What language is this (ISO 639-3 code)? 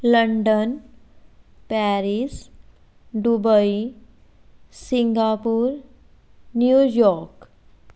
pan